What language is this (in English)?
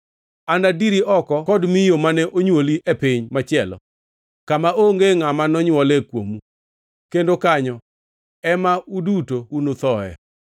Luo (Kenya and Tanzania)